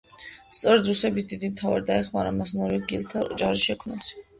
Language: Georgian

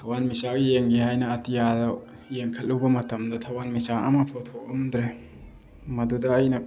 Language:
Manipuri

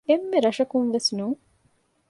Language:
Divehi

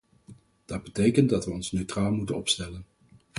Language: Dutch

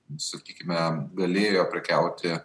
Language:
Lithuanian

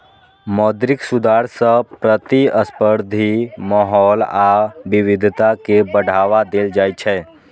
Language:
Maithili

